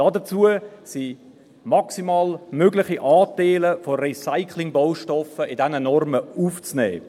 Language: Swiss German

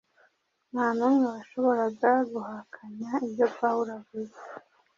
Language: Kinyarwanda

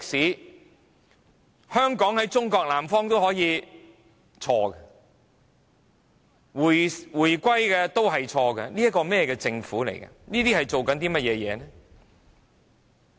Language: Cantonese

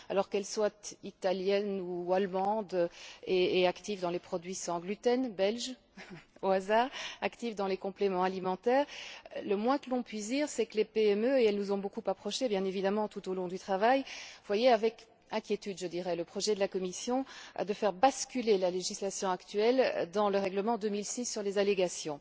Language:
French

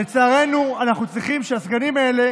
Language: Hebrew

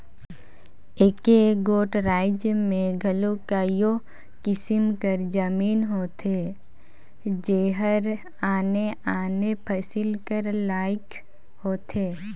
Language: Chhattisgarhi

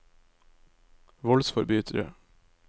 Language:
Norwegian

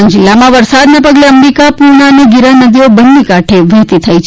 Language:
Gujarati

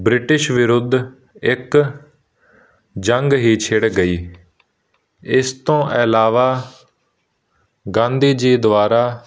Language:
Punjabi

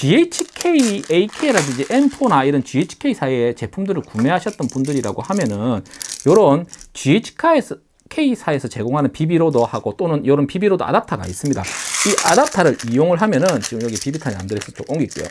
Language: Korean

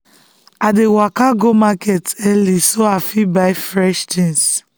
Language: Nigerian Pidgin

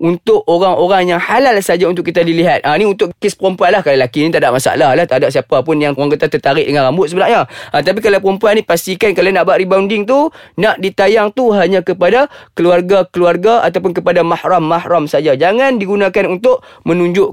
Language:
Malay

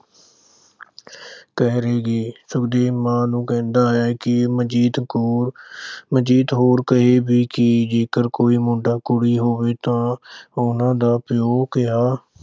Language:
Punjabi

